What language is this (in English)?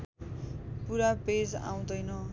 Nepali